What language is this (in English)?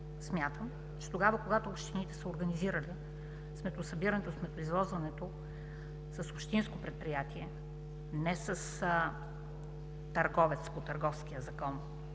Bulgarian